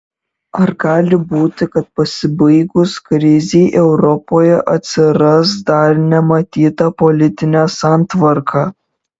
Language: Lithuanian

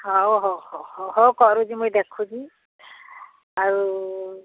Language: Odia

